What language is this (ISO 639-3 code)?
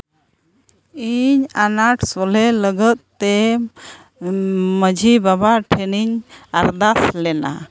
sat